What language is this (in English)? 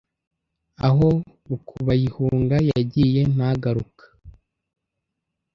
Kinyarwanda